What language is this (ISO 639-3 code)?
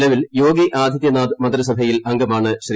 mal